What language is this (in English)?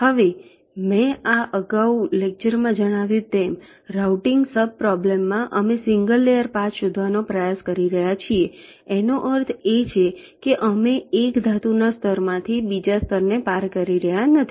Gujarati